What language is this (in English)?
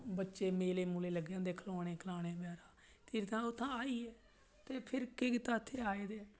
Dogri